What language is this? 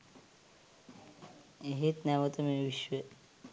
Sinhala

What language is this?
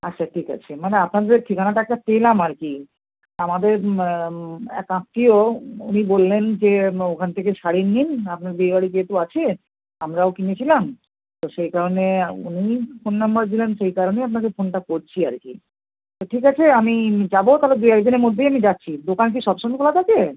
Bangla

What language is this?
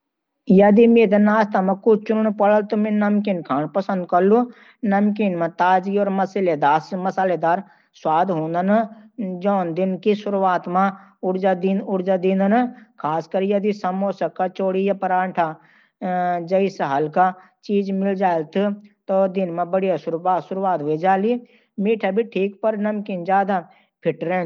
Garhwali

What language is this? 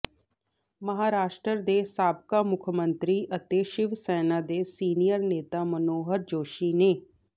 Punjabi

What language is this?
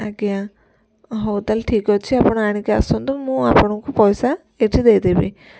Odia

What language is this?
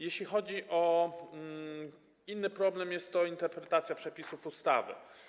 Polish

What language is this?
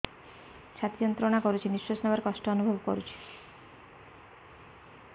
Odia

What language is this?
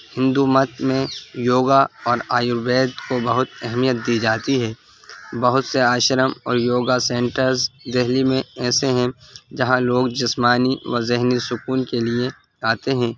Urdu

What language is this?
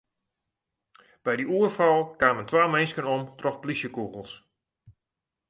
Western Frisian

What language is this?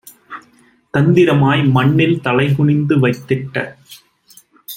Tamil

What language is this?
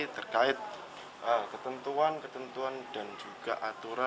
Indonesian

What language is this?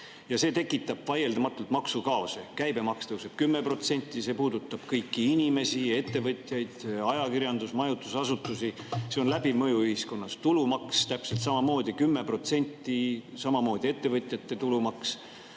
Estonian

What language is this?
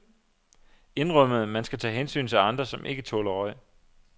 Danish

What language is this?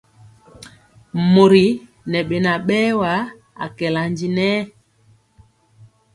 Mpiemo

